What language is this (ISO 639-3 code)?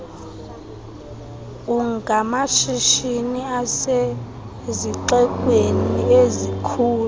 xho